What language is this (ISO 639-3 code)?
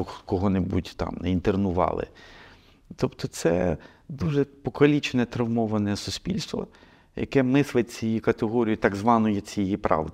ukr